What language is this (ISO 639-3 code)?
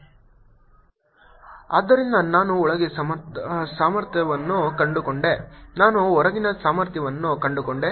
kan